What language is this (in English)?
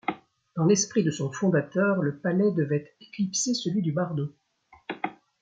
French